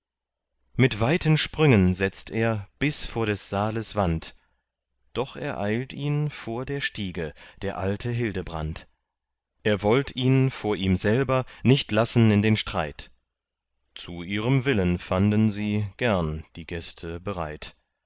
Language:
German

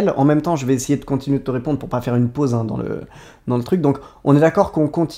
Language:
French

